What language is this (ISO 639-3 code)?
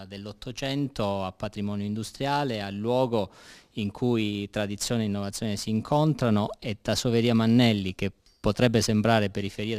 ita